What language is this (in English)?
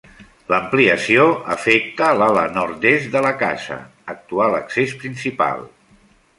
Catalan